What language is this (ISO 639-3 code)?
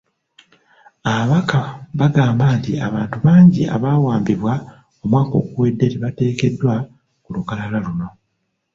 lug